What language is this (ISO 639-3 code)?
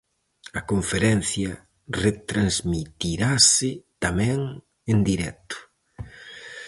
glg